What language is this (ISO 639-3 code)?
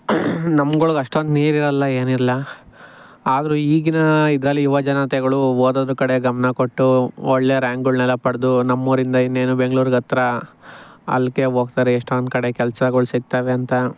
kan